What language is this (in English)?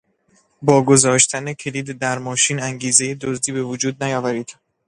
Persian